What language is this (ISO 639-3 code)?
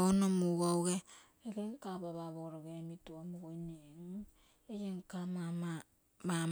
buo